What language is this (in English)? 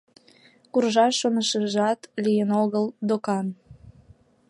Mari